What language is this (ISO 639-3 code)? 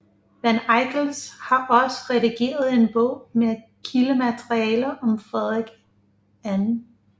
dan